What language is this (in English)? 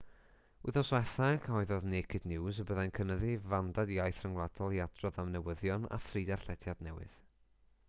Welsh